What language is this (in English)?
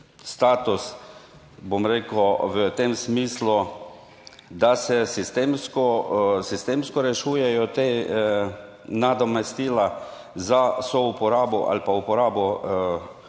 Slovenian